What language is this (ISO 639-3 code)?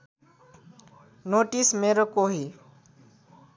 nep